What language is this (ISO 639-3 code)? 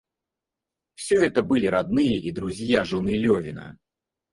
rus